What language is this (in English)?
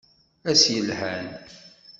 Kabyle